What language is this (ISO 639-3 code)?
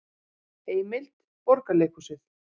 isl